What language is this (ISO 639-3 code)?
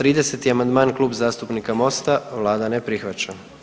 hrv